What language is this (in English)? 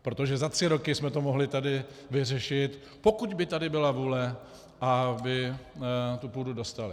Czech